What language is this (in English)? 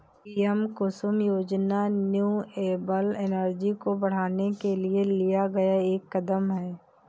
Hindi